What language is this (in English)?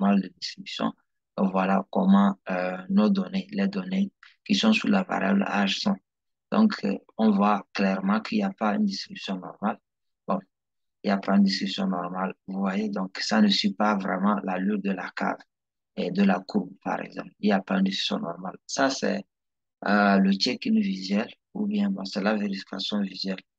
French